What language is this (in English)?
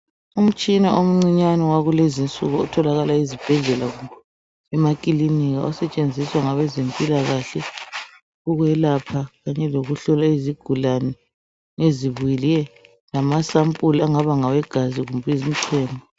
North Ndebele